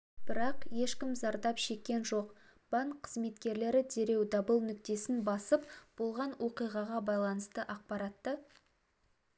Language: Kazakh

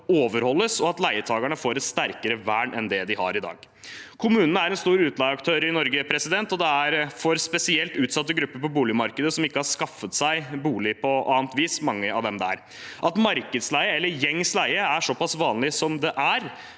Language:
Norwegian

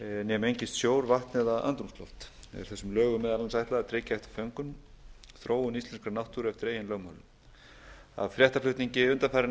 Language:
Icelandic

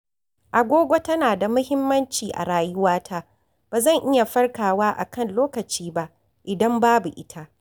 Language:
Hausa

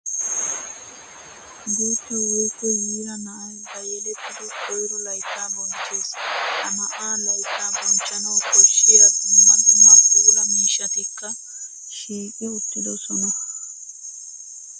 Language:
Wolaytta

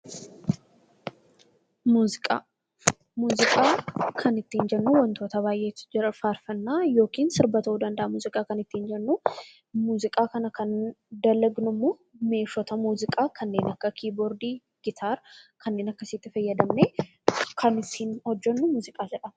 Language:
Oromo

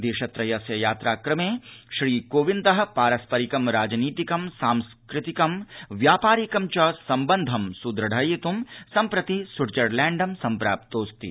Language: Sanskrit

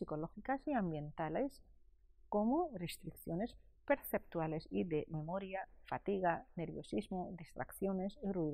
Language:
Spanish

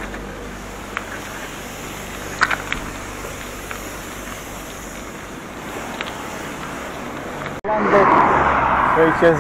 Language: Polish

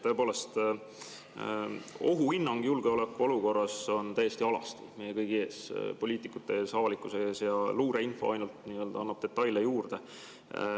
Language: Estonian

